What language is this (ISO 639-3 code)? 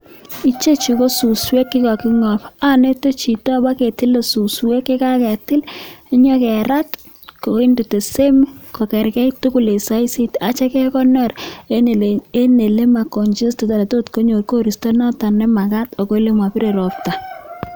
kln